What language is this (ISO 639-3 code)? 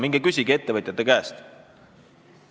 est